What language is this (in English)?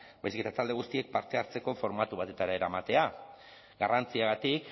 Basque